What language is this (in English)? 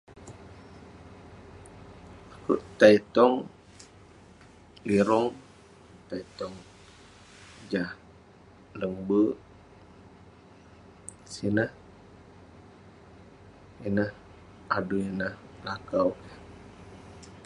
Western Penan